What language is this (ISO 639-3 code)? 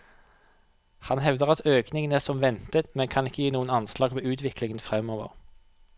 nor